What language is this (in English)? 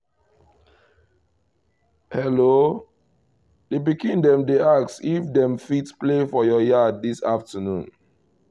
Nigerian Pidgin